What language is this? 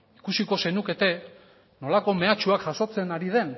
Basque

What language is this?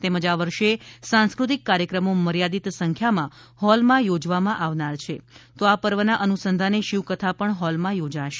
Gujarati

